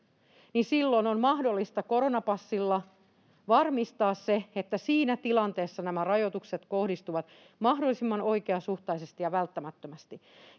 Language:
Finnish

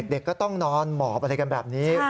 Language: Thai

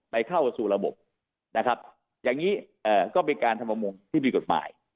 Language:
Thai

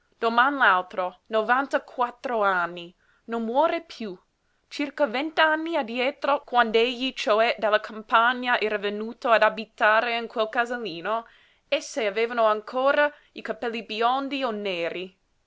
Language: Italian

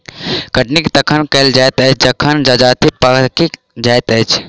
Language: Maithili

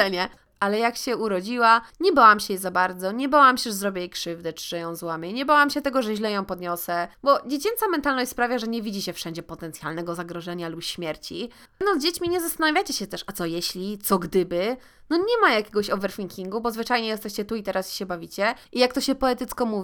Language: Polish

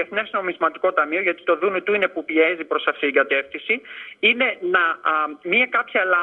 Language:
Greek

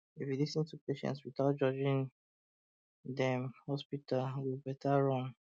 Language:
Nigerian Pidgin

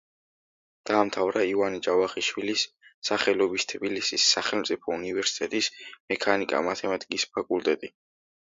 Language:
Georgian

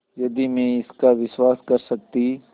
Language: Hindi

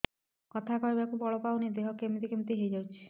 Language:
Odia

